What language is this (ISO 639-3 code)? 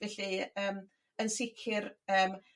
cym